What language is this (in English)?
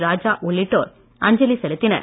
Tamil